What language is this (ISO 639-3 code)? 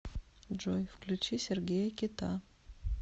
rus